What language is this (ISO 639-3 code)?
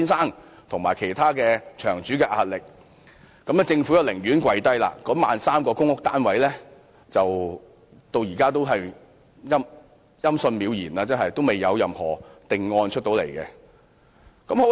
yue